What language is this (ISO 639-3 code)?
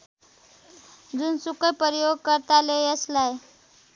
nep